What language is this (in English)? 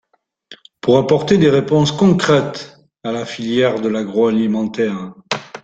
French